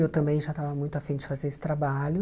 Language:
Portuguese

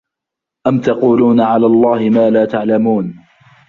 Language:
Arabic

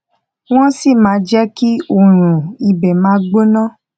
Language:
Yoruba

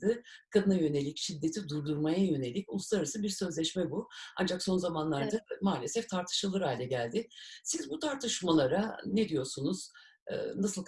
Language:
Turkish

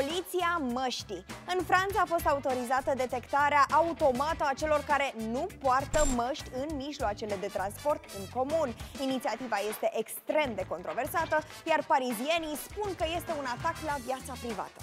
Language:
Romanian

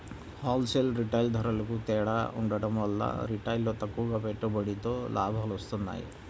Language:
Telugu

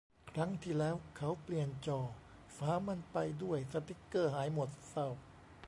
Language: Thai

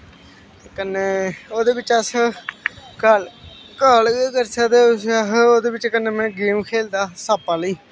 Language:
Dogri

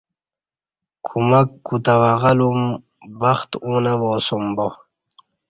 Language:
Kati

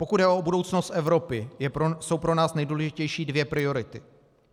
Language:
Czech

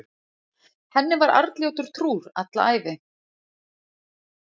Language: Icelandic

